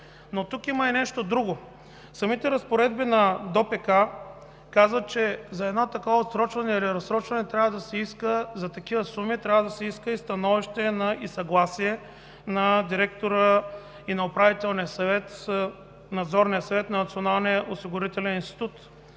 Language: Bulgarian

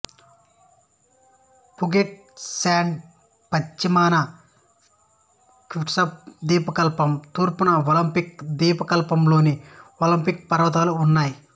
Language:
Telugu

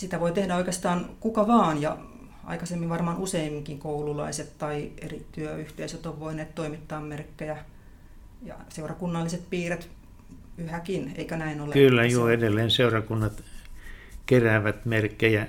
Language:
Finnish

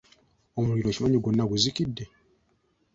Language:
Ganda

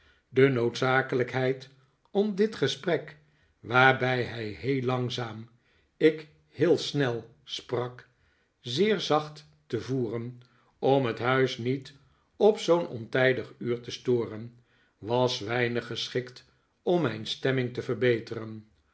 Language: Dutch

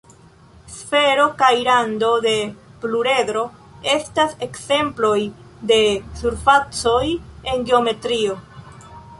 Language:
Esperanto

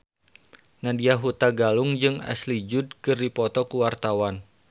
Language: Sundanese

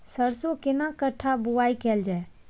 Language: Maithili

